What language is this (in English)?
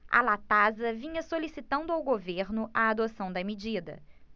Portuguese